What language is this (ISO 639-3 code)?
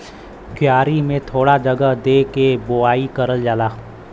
bho